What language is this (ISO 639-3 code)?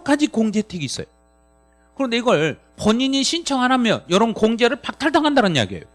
kor